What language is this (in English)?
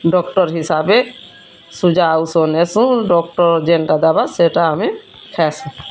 Odia